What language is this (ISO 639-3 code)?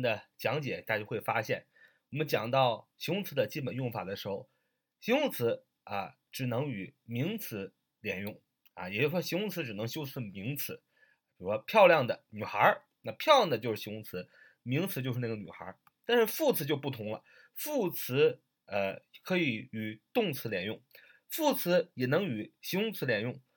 zho